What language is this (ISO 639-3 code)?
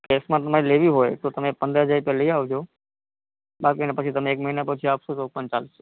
guj